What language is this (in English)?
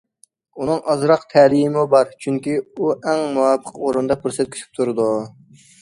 Uyghur